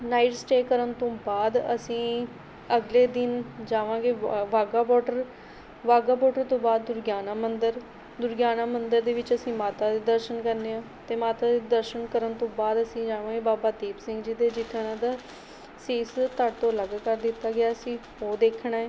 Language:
Punjabi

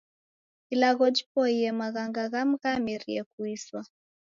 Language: Taita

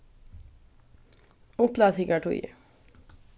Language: Faroese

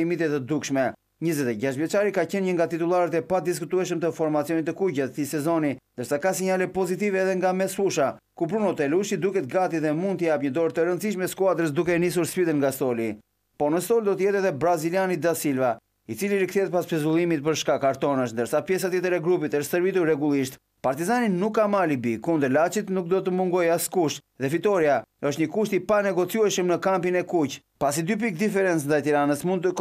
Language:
Romanian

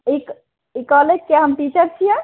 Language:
Maithili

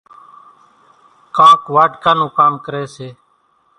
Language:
Kachi Koli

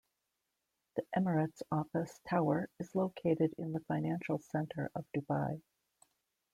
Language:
English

